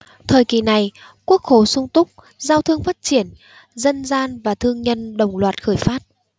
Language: Vietnamese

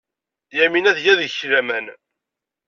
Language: Kabyle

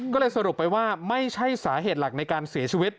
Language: Thai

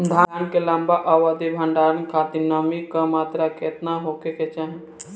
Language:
Bhojpuri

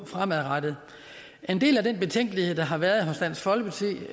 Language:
Danish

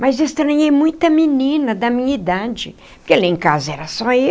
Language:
Portuguese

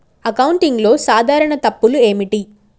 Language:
Telugu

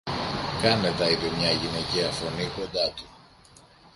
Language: Greek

